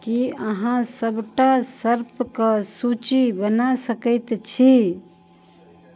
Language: Maithili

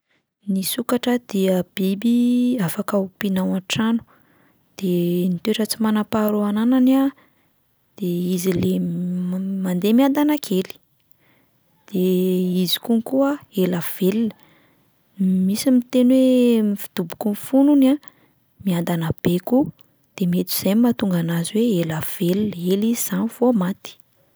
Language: Malagasy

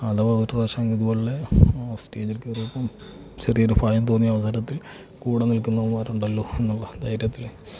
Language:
Malayalam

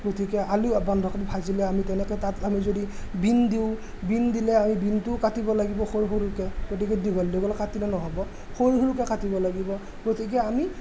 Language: Assamese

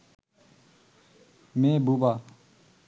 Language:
Bangla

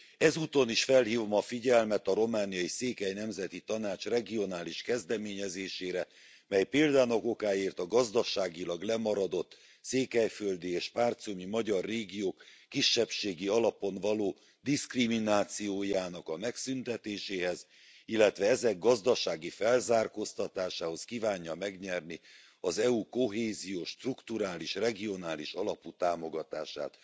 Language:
Hungarian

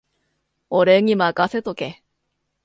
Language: Japanese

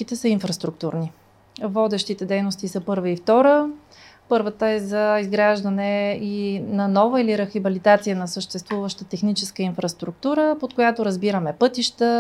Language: Bulgarian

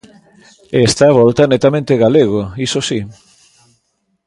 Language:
Galician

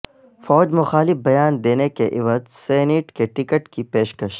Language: Urdu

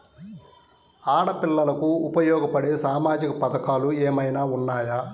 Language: Telugu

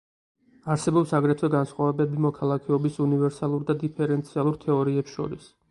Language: Georgian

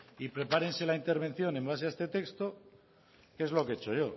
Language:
Spanish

